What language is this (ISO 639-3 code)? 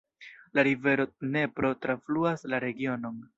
epo